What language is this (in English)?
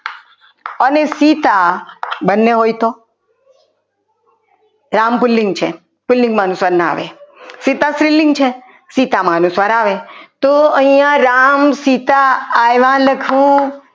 Gujarati